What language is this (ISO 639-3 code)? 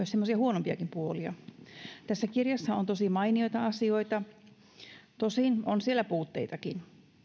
fin